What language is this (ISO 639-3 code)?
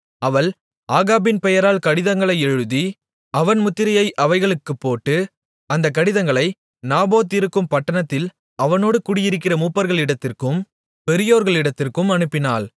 tam